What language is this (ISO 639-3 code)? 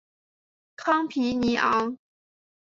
zho